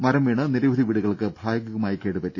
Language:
Malayalam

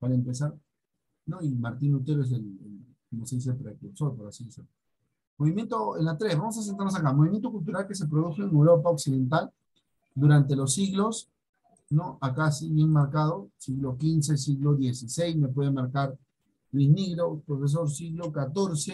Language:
Spanish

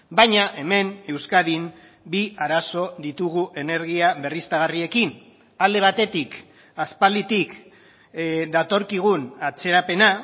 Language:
Basque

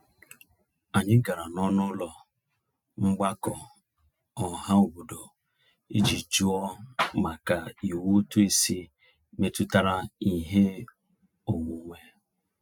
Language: Igbo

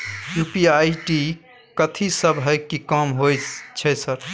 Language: Maithili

